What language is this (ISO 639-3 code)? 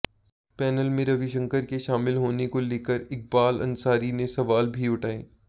hin